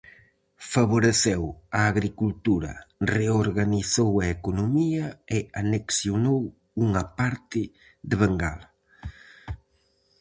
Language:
Galician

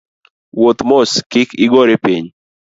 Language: Luo (Kenya and Tanzania)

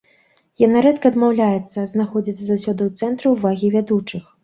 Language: Belarusian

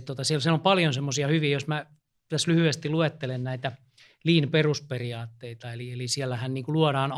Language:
Finnish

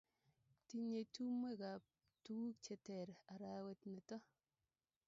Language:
Kalenjin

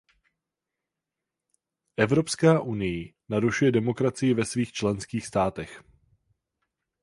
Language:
Czech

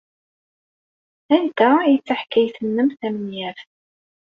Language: Kabyle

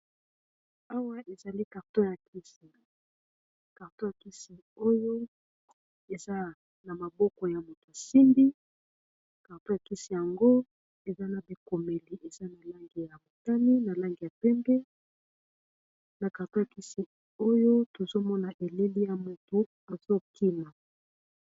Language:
Lingala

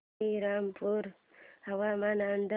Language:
Marathi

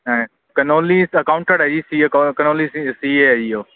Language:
Punjabi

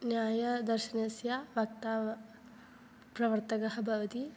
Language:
Sanskrit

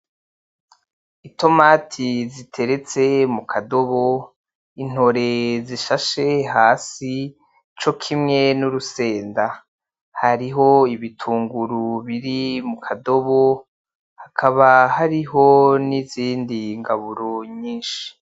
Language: Rundi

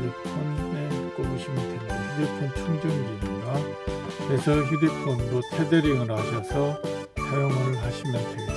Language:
Korean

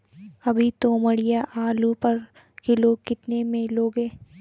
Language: Hindi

